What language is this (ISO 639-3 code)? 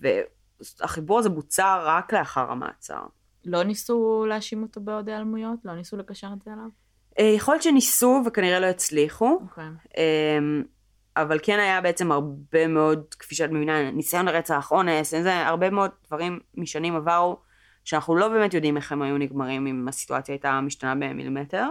heb